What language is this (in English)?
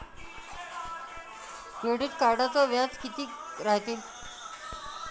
Marathi